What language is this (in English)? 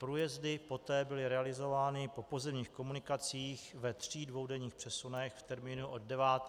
Czech